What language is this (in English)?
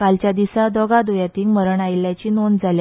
Konkani